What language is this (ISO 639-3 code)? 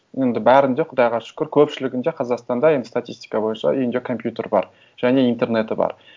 kaz